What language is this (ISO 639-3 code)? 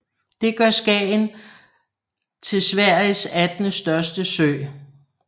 dan